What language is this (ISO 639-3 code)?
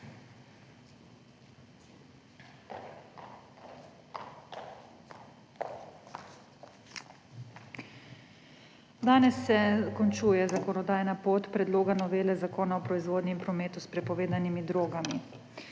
slv